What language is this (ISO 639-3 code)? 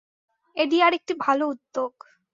ben